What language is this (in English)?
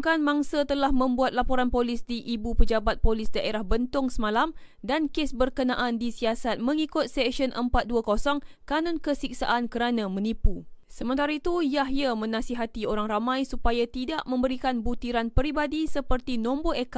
Malay